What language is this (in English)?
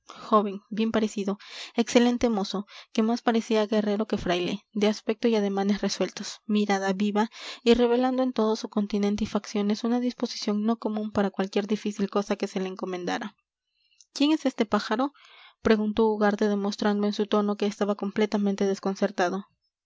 Spanish